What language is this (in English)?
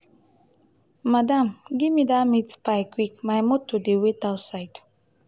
Nigerian Pidgin